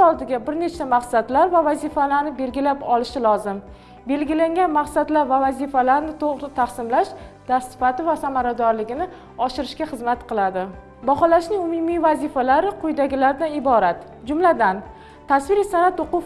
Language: Turkish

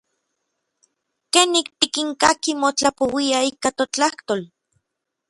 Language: Orizaba Nahuatl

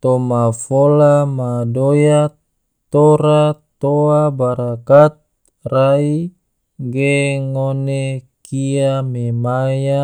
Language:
Tidore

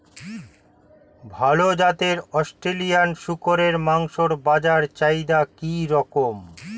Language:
Bangla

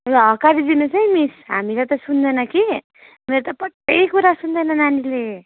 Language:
Nepali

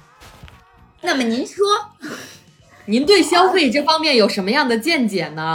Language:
Chinese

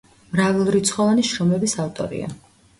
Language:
Georgian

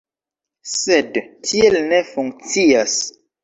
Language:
Esperanto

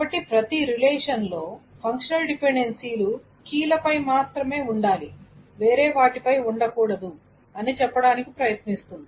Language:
Telugu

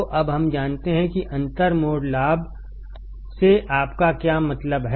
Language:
Hindi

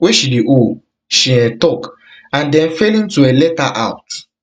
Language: Nigerian Pidgin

